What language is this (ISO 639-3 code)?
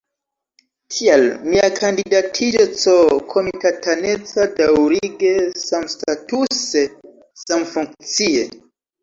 epo